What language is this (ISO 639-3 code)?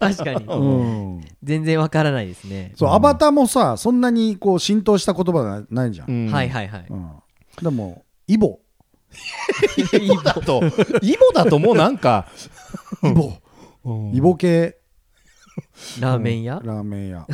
jpn